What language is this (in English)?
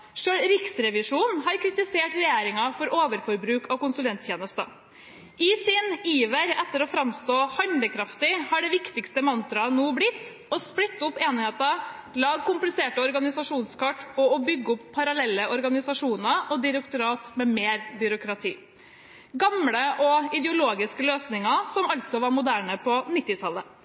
Norwegian Bokmål